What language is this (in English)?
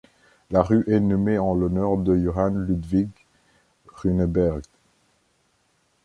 French